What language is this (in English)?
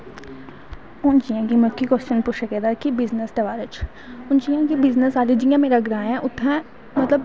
Dogri